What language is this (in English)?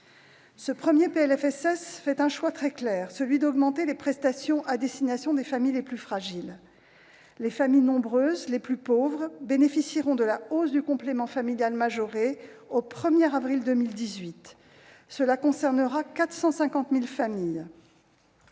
French